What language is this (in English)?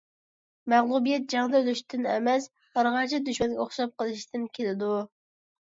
Uyghur